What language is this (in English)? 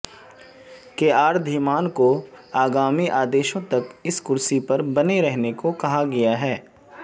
Hindi